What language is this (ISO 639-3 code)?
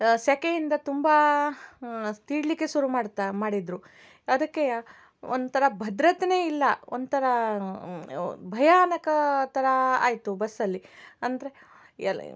kan